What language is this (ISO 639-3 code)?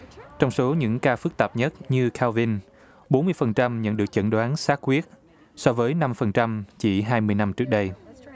vie